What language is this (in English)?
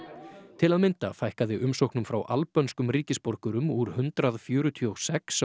Icelandic